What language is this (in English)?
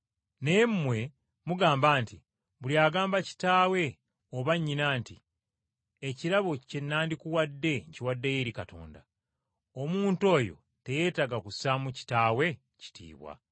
Ganda